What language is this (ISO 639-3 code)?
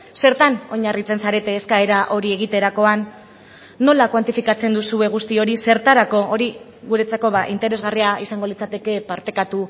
eus